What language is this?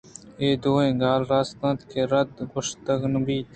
Eastern Balochi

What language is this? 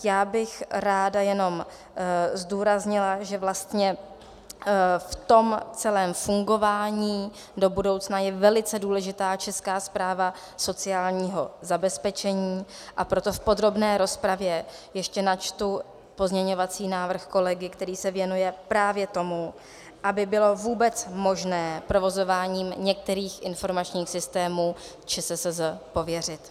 Czech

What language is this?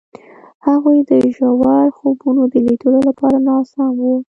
Pashto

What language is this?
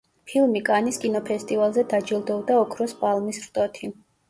Georgian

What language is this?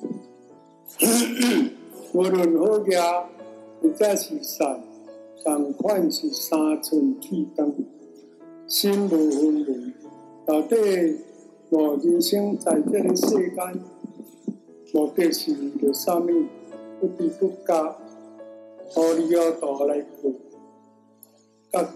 Chinese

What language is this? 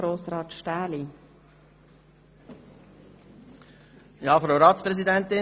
Swiss German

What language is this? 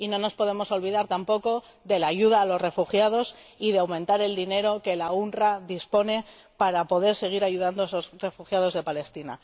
Spanish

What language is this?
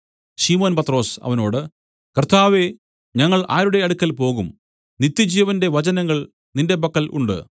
Malayalam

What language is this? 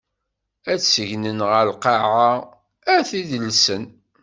Kabyle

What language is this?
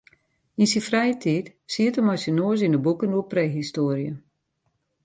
Western Frisian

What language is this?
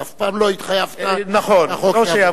Hebrew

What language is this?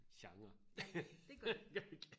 Danish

